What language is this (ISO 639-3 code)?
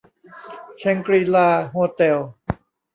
tha